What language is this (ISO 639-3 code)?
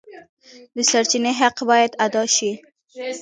pus